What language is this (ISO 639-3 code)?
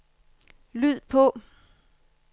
dan